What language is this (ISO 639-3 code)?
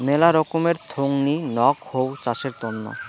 ben